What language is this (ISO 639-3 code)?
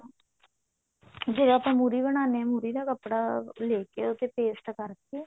pan